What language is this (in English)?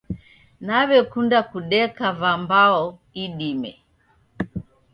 Taita